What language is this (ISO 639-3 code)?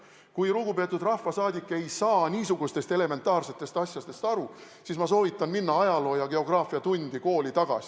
est